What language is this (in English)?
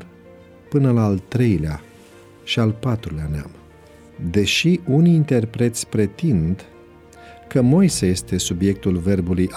Romanian